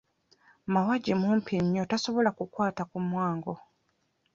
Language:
Ganda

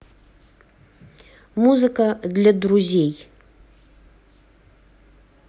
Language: Russian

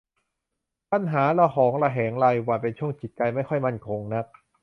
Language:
Thai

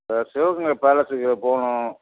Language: Tamil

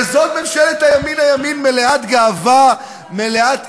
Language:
Hebrew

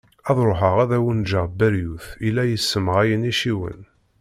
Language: Kabyle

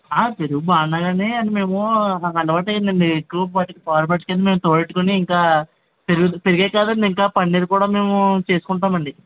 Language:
Telugu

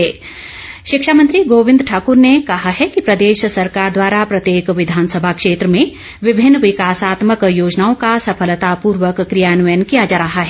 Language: Hindi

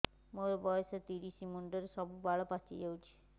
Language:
Odia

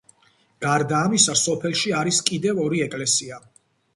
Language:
Georgian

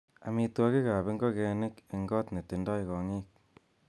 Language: Kalenjin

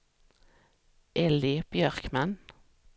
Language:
Swedish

